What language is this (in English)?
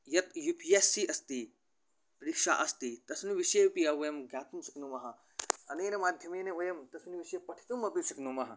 Sanskrit